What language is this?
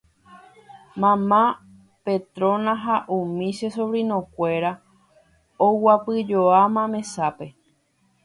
Guarani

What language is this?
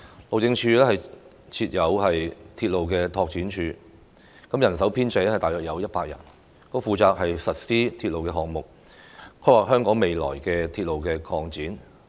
Cantonese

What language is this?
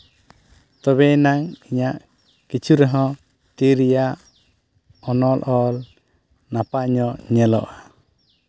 Santali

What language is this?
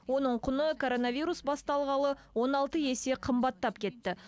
Kazakh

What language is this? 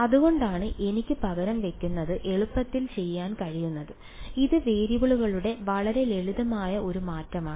Malayalam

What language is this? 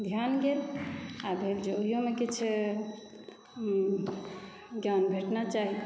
Maithili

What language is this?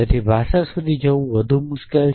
Gujarati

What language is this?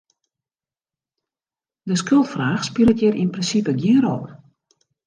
Western Frisian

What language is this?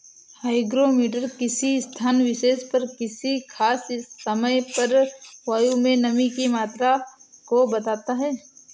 Hindi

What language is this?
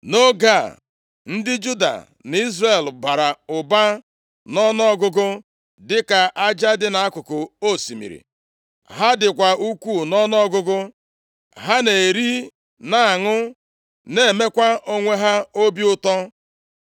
Igbo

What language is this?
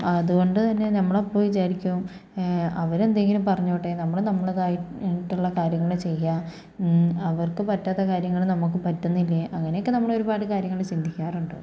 Malayalam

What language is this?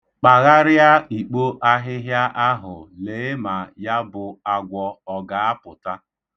Igbo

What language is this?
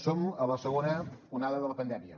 Catalan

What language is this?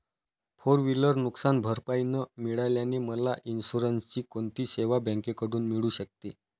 Marathi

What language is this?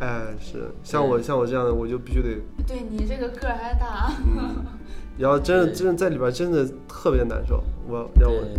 Chinese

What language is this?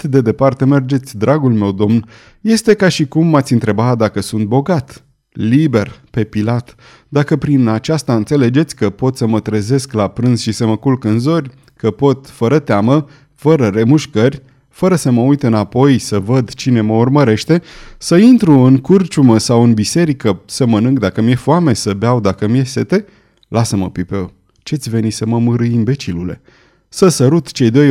Romanian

